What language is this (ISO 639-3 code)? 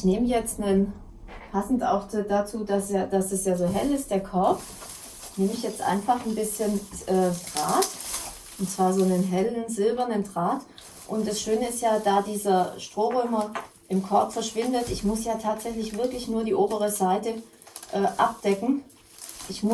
deu